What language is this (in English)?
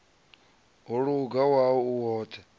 Venda